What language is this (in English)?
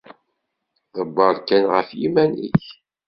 Kabyle